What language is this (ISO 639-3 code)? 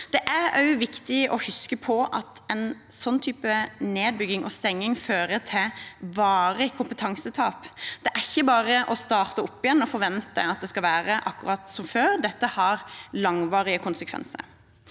nor